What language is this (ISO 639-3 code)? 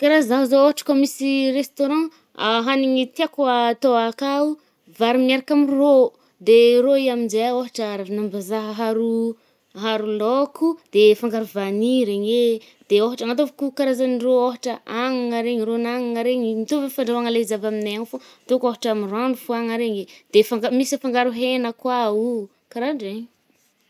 bmm